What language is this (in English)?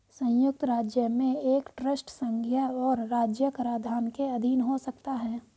Hindi